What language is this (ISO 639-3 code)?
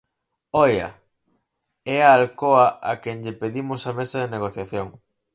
glg